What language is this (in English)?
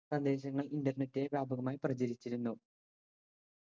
Malayalam